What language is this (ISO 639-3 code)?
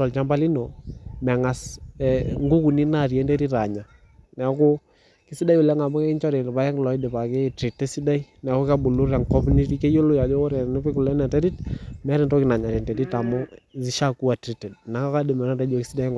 mas